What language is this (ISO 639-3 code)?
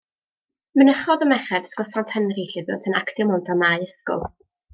cym